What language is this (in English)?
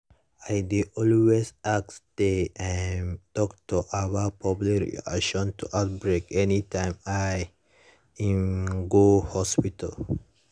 Nigerian Pidgin